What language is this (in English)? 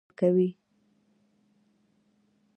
Pashto